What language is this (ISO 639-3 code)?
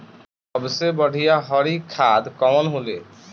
bho